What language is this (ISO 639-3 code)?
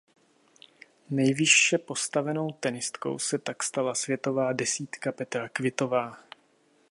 ces